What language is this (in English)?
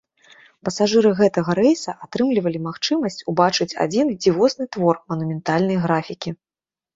Belarusian